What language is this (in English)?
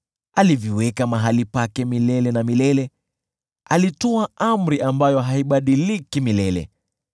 Swahili